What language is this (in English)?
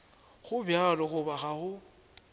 Northern Sotho